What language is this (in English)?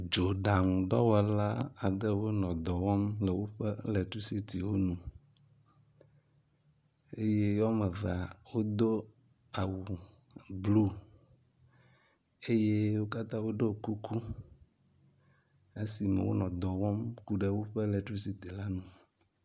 Ewe